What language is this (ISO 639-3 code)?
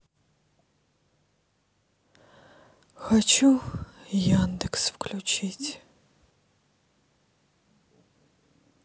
rus